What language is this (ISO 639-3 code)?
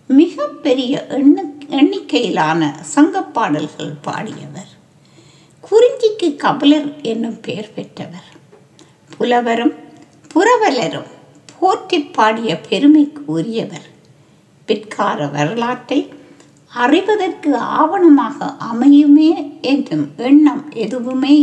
tam